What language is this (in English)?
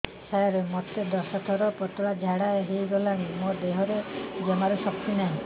Odia